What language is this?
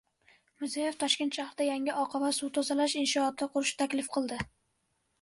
Uzbek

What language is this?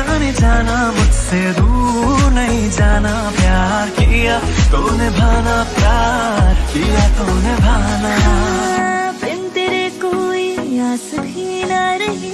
Hindi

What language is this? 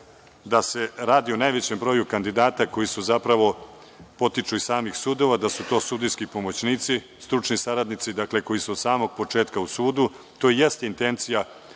Serbian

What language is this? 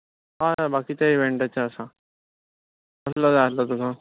Konkani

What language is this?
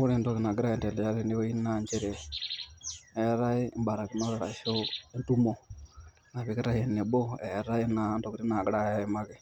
Masai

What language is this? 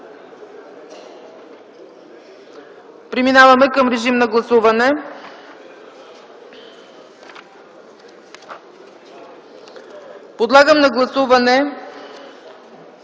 Bulgarian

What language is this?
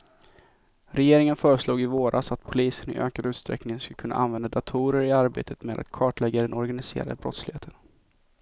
Swedish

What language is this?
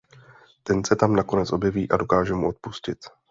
Czech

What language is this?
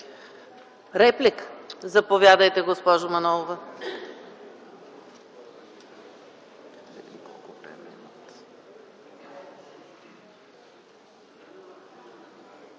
Bulgarian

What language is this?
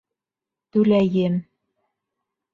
Bashkir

